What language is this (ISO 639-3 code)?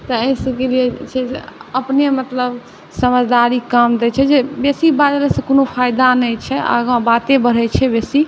mai